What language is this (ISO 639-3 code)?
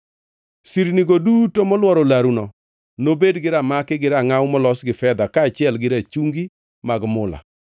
luo